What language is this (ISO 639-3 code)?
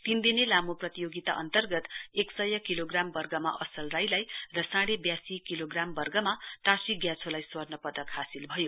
nep